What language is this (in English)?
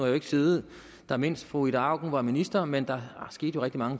Danish